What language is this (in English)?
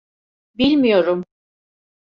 Turkish